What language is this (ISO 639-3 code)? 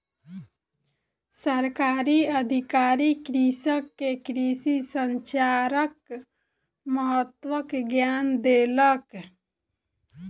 mai